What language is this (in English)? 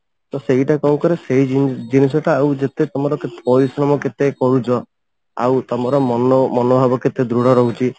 Odia